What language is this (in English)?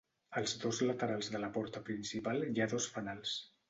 Catalan